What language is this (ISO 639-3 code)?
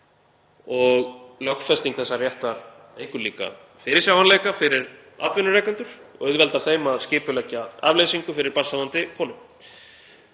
isl